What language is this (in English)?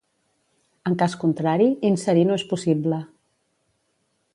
Catalan